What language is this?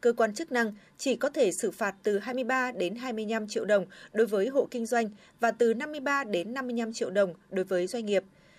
Vietnamese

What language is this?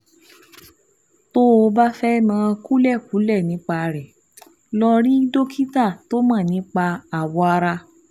Yoruba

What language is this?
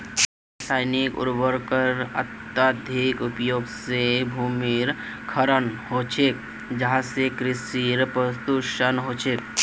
Magahi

